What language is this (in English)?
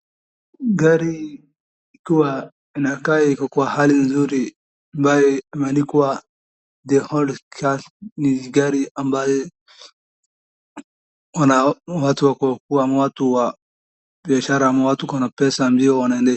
Swahili